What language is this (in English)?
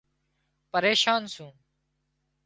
Wadiyara Koli